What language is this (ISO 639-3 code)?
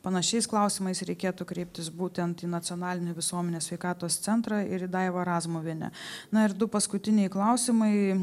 lit